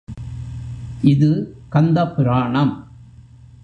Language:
Tamil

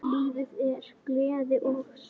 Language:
Icelandic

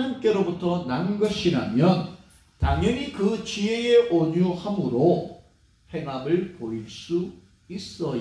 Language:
Korean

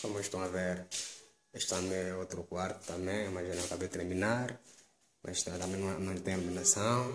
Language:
Portuguese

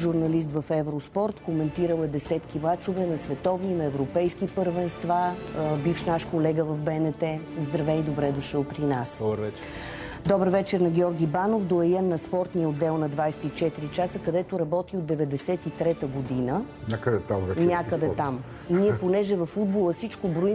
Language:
Bulgarian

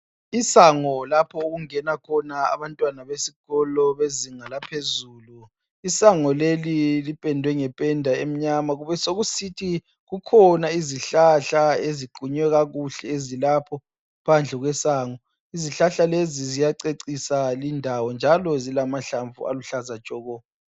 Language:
North Ndebele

